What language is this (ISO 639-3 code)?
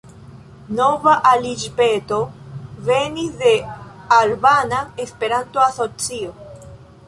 epo